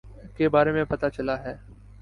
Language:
Urdu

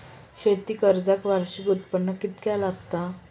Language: Marathi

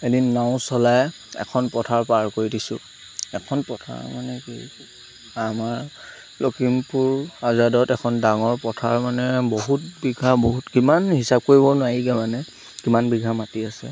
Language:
Assamese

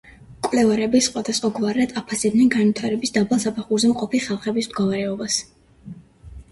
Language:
Georgian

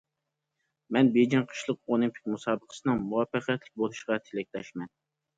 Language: Uyghur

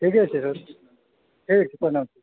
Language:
Maithili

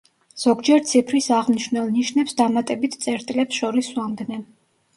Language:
Georgian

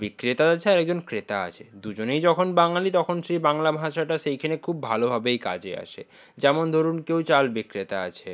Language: Bangla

